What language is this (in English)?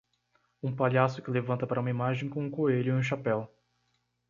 Portuguese